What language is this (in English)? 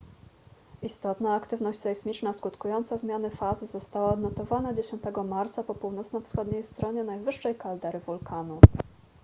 Polish